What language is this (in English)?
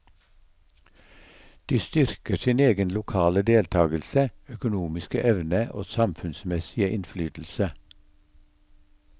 Norwegian